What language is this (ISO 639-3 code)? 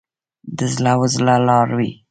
pus